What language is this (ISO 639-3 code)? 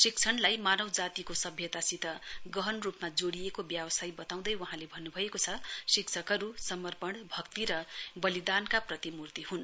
nep